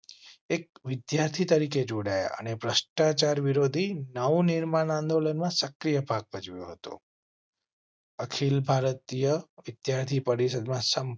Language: Gujarati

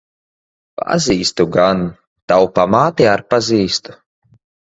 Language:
Latvian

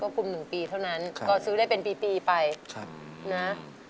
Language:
Thai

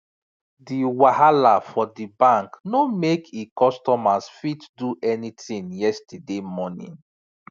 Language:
Nigerian Pidgin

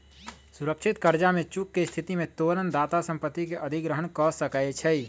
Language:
Magahi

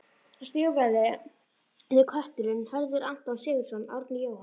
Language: Icelandic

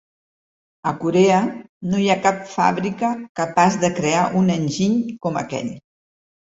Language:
Catalan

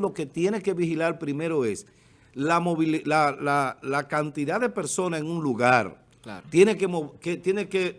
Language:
Spanish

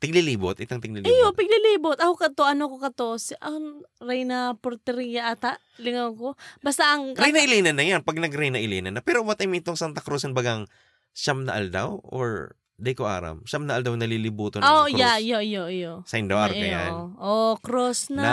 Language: Filipino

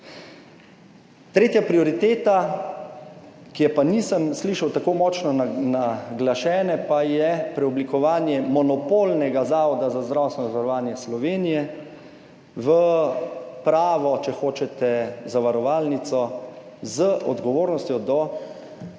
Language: Slovenian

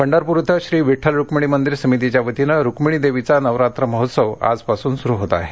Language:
Marathi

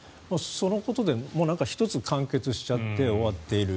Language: Japanese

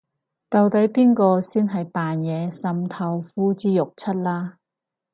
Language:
Cantonese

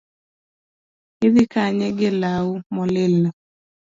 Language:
Luo (Kenya and Tanzania)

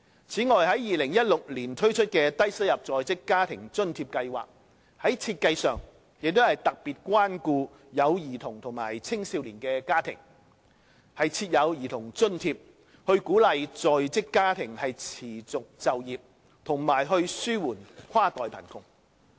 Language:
Cantonese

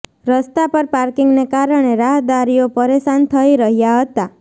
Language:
Gujarati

